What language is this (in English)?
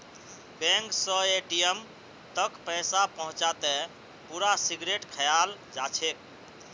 Magahi